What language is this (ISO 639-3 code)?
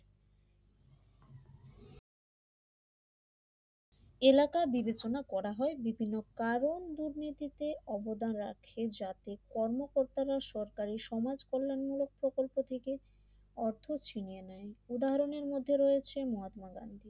ben